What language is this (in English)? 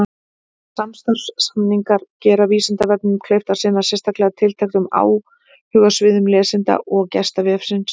Icelandic